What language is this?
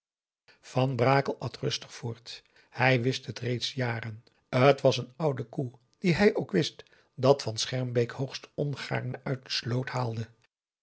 Dutch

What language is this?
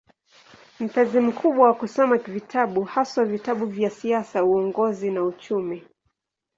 Swahili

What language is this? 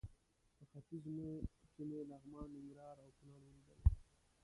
Pashto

